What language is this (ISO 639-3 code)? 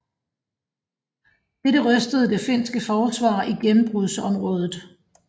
dan